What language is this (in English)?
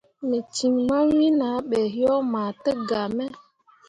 Mundang